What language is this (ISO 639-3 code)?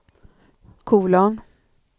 swe